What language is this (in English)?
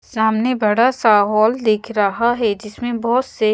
Hindi